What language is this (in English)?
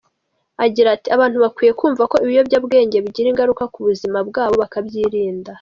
Kinyarwanda